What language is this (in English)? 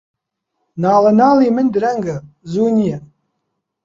Central Kurdish